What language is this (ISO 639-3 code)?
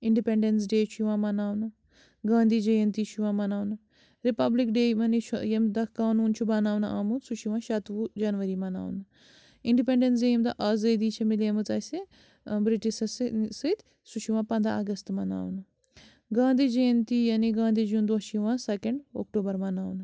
kas